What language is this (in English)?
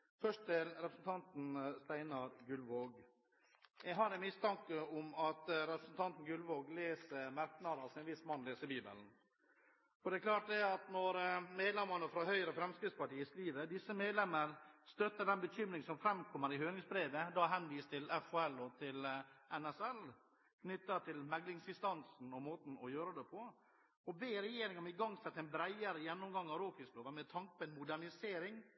Norwegian Bokmål